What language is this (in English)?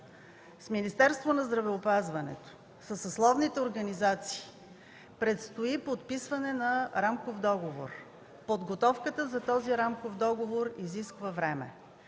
Bulgarian